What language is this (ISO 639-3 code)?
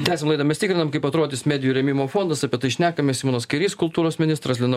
lit